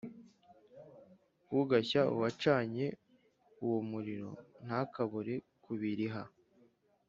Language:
Kinyarwanda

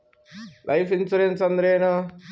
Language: Kannada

